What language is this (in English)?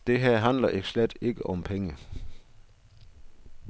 Danish